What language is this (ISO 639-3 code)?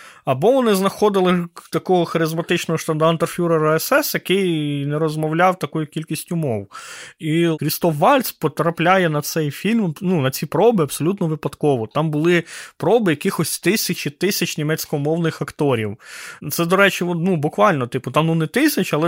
ukr